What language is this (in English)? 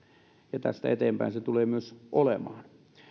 Finnish